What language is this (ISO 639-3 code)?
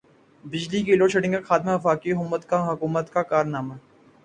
urd